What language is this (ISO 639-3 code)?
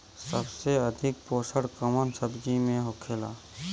bho